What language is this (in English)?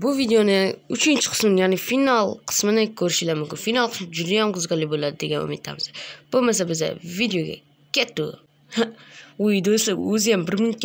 Turkish